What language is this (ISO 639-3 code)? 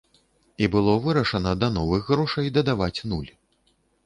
bel